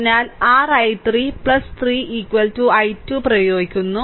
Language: Malayalam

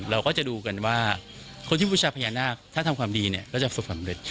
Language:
Thai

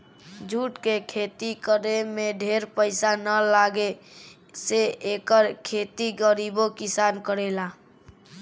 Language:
Bhojpuri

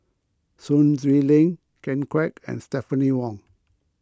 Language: English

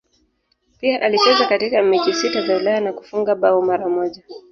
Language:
Swahili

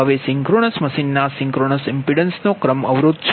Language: Gujarati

